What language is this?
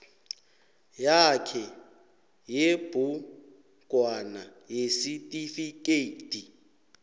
South Ndebele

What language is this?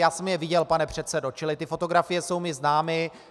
Czech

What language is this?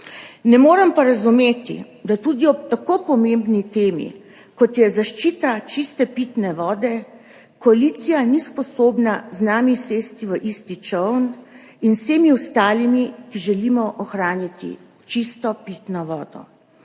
Slovenian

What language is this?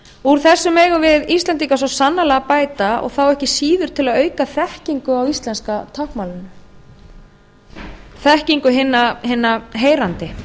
Icelandic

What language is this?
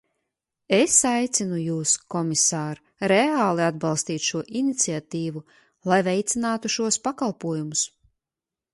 Latvian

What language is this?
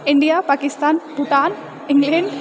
Maithili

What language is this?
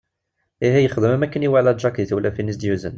Kabyle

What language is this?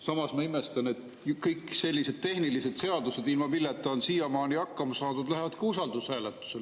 Estonian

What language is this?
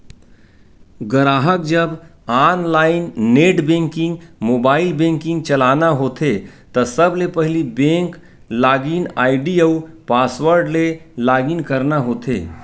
Chhattisgarhi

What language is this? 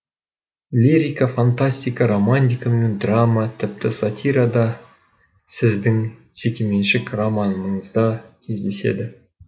Kazakh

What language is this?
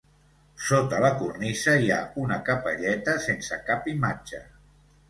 Catalan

